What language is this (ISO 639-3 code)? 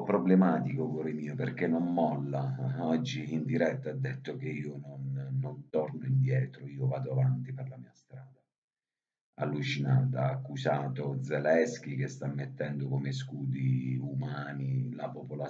ita